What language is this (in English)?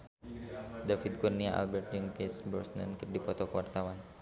Sundanese